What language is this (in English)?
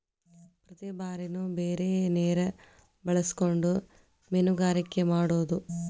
Kannada